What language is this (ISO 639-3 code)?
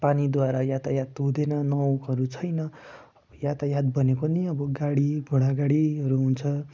nep